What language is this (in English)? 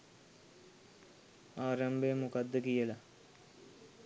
Sinhala